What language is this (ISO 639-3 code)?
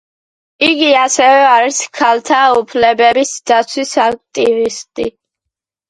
kat